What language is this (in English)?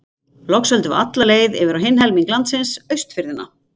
Icelandic